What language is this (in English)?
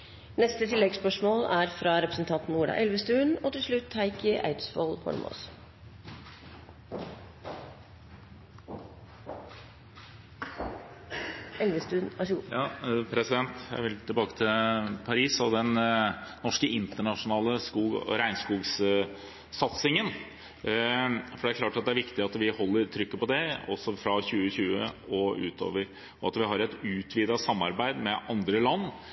Norwegian